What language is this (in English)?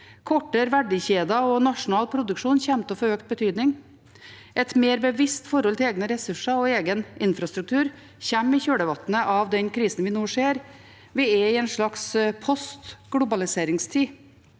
Norwegian